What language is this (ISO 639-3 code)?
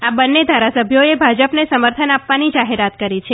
guj